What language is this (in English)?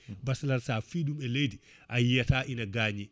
Fula